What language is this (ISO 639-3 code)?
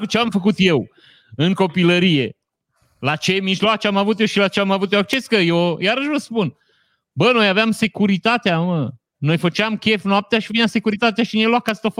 ron